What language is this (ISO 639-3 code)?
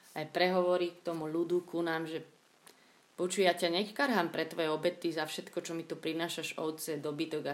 slk